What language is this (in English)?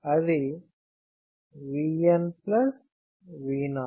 Telugu